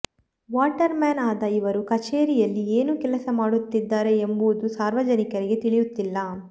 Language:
Kannada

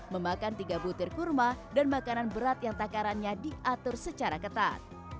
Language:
Indonesian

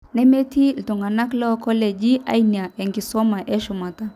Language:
Masai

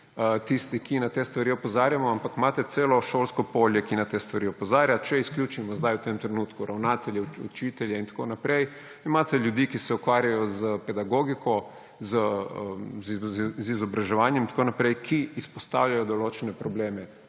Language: Slovenian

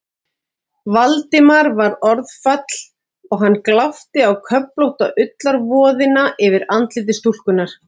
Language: Icelandic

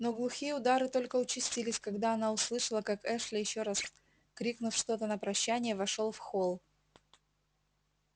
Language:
Russian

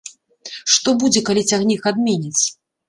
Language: Belarusian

